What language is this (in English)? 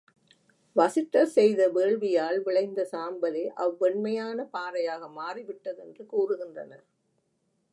Tamil